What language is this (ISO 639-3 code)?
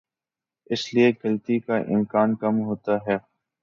urd